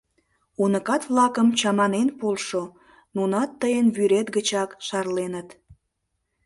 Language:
Mari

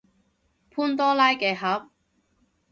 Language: Cantonese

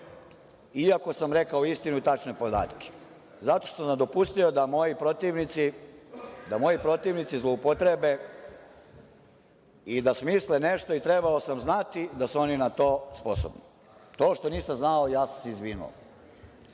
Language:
Serbian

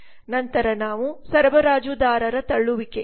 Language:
Kannada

